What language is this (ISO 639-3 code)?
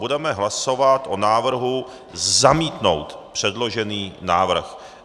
ces